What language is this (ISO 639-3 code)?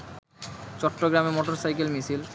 ben